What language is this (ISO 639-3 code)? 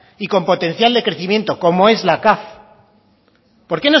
spa